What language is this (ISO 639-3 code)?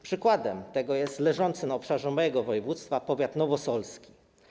pol